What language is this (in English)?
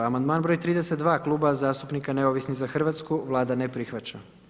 Croatian